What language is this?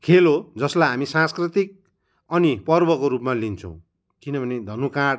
Nepali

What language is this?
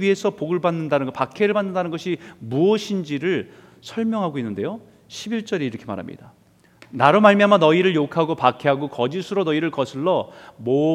Korean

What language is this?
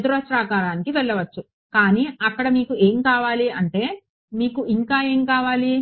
Telugu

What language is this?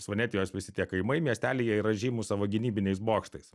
Lithuanian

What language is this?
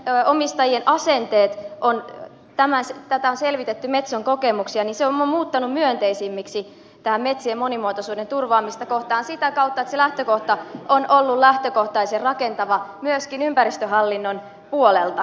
Finnish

